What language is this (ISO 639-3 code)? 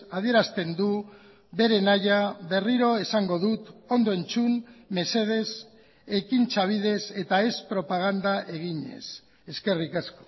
eus